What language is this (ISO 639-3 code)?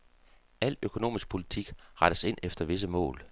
dan